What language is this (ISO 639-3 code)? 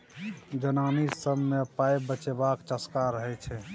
mai